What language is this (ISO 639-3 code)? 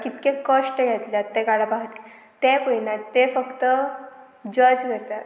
kok